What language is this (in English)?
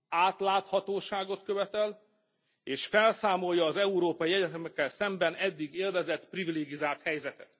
Hungarian